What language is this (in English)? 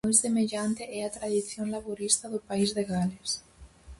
Galician